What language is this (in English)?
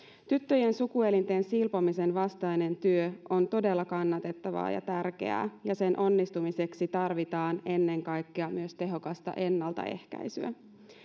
Finnish